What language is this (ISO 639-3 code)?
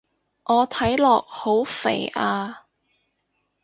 yue